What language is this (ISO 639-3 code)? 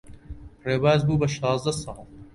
ckb